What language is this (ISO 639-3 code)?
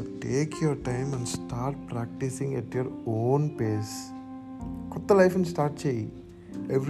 tel